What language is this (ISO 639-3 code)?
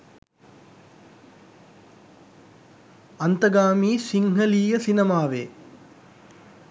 sin